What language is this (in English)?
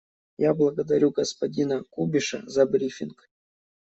Russian